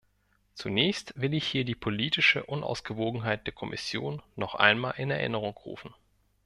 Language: German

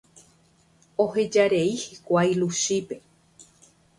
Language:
Guarani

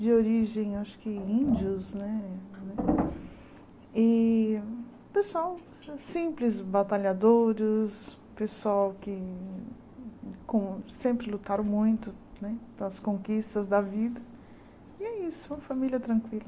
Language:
Portuguese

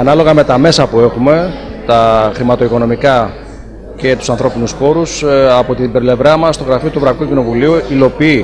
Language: Greek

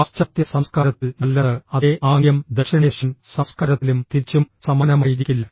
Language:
Malayalam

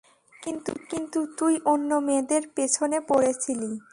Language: Bangla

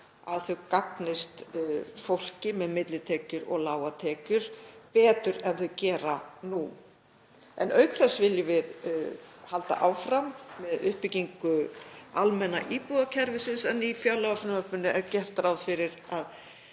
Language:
Icelandic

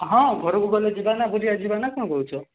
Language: Odia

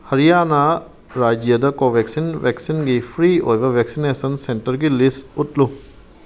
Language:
Manipuri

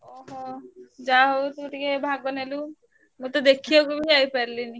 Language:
Odia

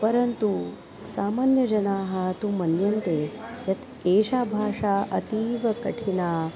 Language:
Sanskrit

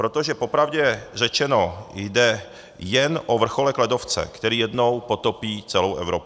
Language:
Czech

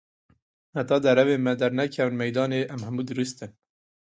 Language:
Kurdish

